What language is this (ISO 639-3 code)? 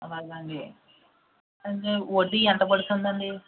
tel